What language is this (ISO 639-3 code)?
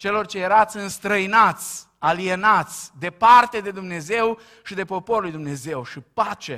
ron